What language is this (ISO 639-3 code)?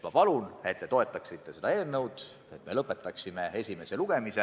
est